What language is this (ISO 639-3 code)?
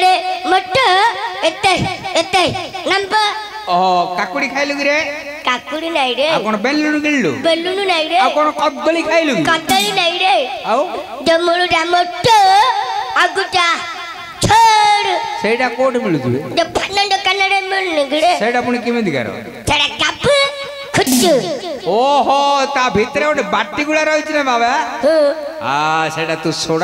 hin